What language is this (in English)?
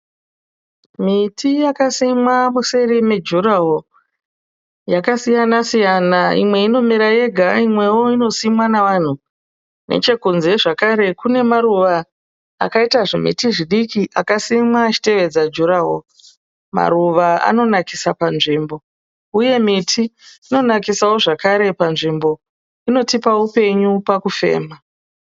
Shona